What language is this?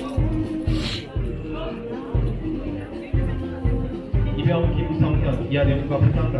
Korean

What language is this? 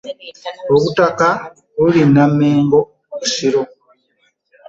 Ganda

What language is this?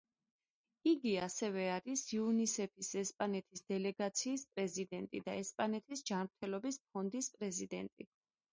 Georgian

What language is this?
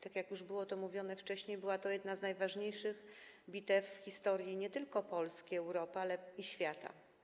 Polish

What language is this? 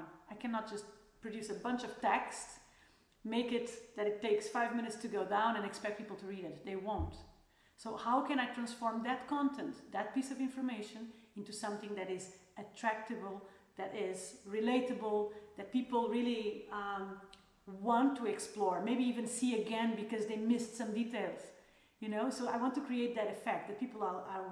English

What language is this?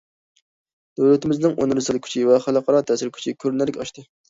Uyghur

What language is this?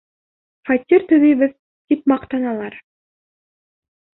Bashkir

